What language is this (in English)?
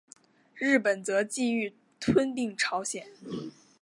Chinese